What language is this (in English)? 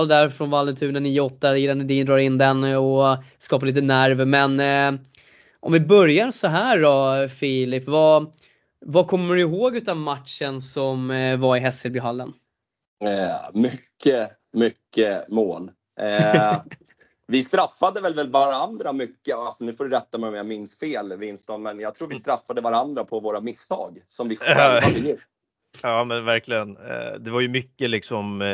Swedish